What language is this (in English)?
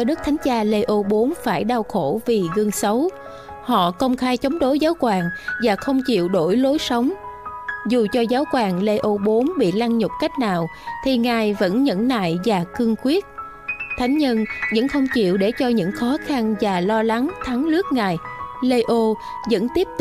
Vietnamese